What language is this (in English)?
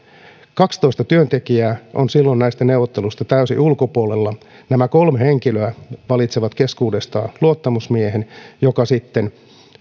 Finnish